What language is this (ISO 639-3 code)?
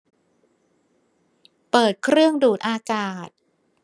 tha